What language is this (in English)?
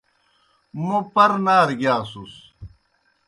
Kohistani Shina